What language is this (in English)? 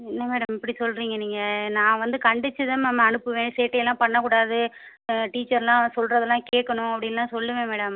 Tamil